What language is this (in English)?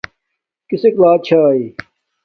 Domaaki